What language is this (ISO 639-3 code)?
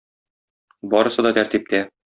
tat